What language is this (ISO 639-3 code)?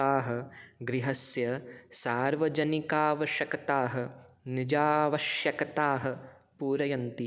san